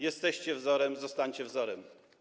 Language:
Polish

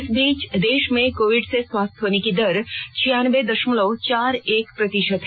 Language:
Hindi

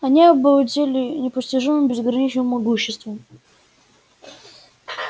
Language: Russian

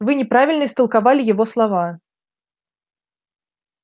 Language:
Russian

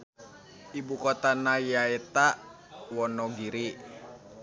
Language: Sundanese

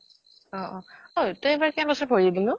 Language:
Assamese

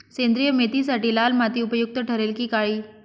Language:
Marathi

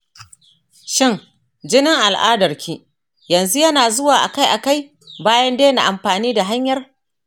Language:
Hausa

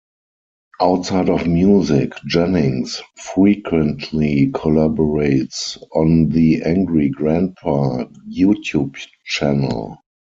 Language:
English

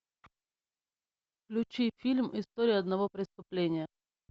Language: Russian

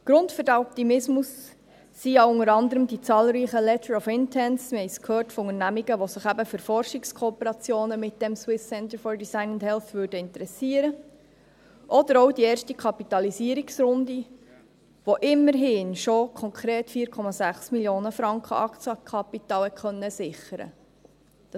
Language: Swiss German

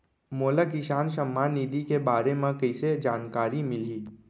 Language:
Chhattisgarhi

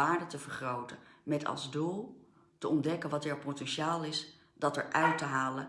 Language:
Dutch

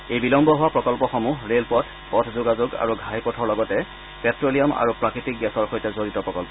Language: Assamese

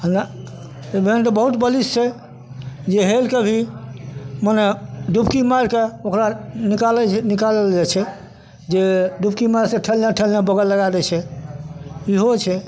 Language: Maithili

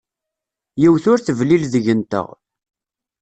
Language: Kabyle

